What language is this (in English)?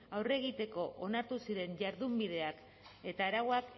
Basque